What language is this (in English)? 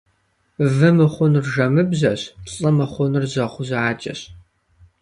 Kabardian